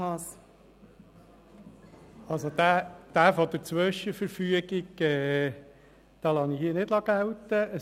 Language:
Swiss German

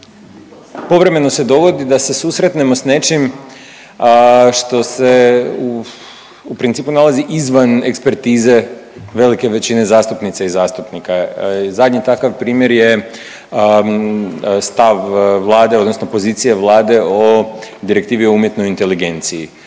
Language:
Croatian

